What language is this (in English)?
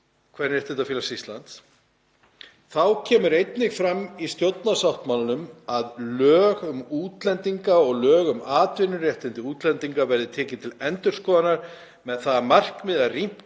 Icelandic